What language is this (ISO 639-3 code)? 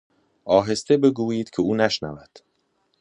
fas